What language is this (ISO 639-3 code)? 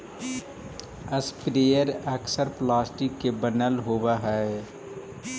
mag